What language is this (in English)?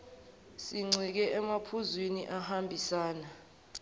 Zulu